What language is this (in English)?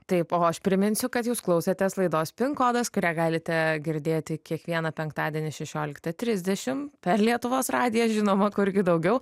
Lithuanian